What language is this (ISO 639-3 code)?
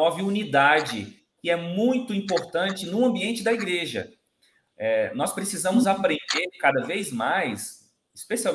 por